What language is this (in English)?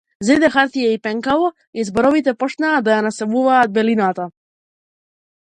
Macedonian